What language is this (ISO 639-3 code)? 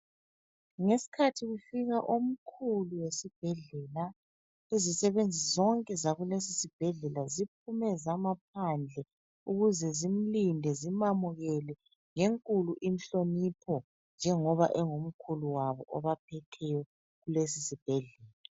nde